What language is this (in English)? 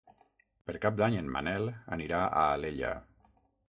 Catalan